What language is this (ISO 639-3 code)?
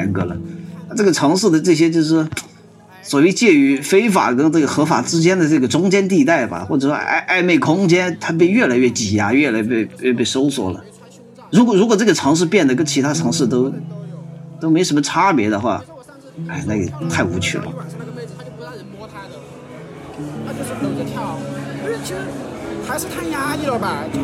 zho